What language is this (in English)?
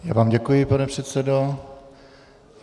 Czech